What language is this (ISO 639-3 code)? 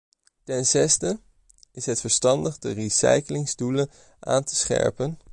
nld